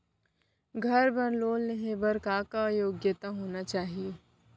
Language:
Chhattisgarhi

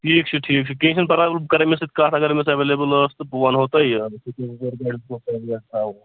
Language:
Kashmiri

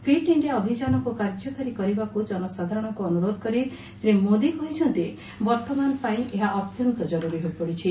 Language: Odia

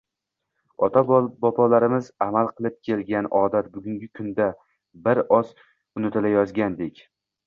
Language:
Uzbek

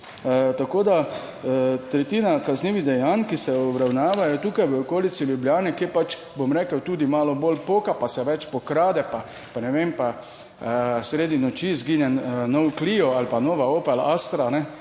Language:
Slovenian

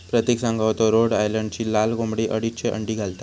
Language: Marathi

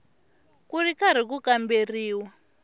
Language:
Tsonga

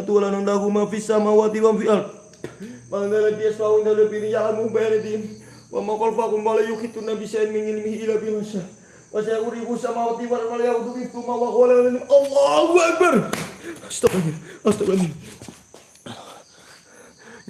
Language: Indonesian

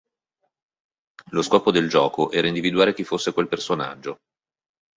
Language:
Italian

